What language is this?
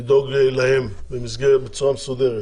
Hebrew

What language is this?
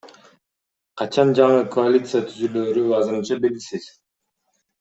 Kyrgyz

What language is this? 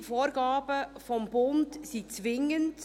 Swiss German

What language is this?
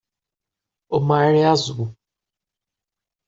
Portuguese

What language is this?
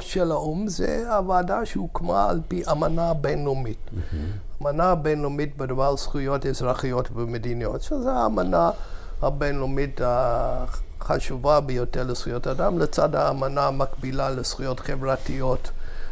Hebrew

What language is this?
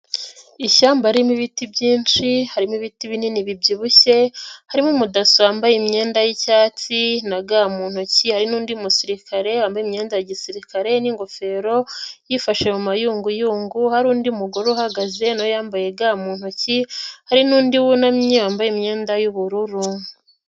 Kinyarwanda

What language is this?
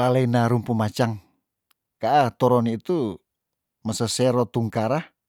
Tondano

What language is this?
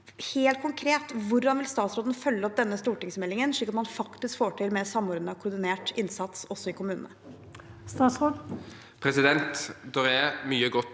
Norwegian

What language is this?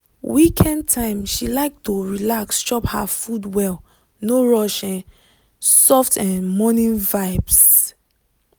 Nigerian Pidgin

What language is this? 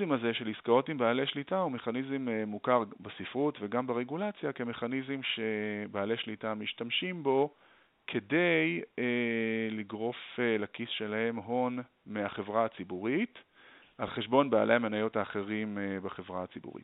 Hebrew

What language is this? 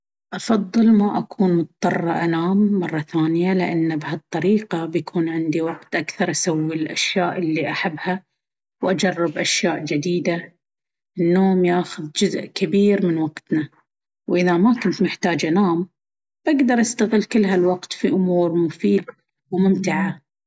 Baharna Arabic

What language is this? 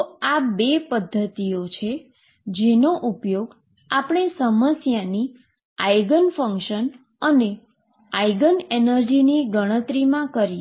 Gujarati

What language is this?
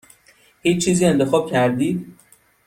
Persian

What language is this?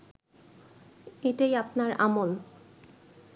Bangla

